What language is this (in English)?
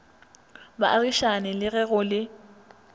Northern Sotho